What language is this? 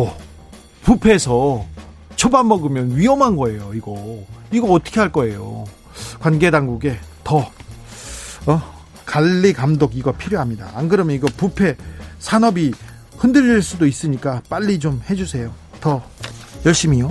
Korean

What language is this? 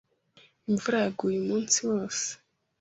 Kinyarwanda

